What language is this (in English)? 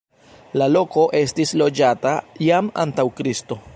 Esperanto